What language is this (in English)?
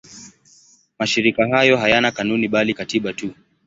Swahili